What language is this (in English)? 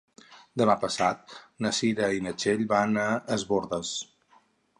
Catalan